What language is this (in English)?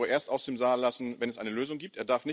German